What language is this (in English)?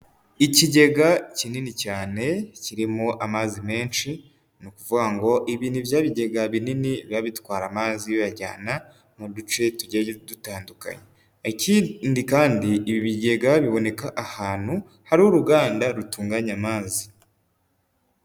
Kinyarwanda